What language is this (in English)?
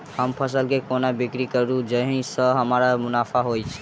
Maithili